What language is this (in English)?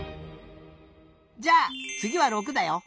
Japanese